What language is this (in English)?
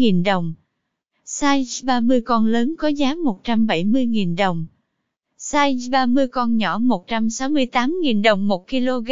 Vietnamese